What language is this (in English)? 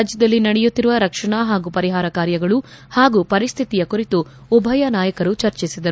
Kannada